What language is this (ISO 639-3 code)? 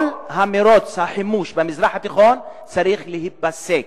heb